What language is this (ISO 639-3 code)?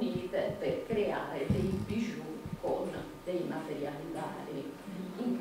ita